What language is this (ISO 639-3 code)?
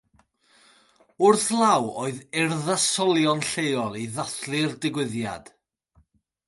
cym